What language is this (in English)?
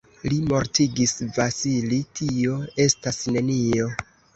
Esperanto